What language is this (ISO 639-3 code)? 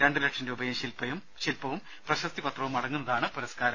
mal